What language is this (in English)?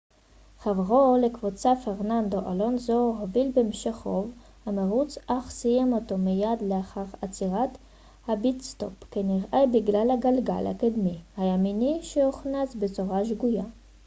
Hebrew